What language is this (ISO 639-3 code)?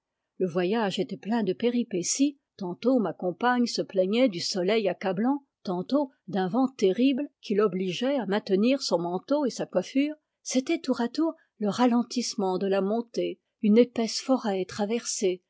fra